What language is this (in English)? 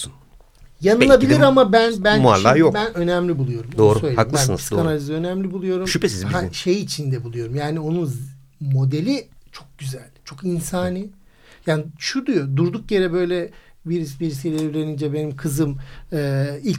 Turkish